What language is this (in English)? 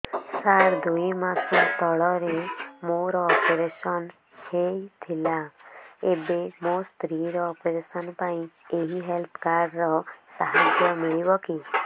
Odia